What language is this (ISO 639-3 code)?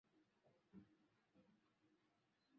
swa